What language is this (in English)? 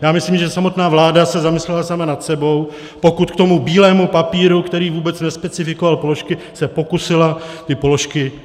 Czech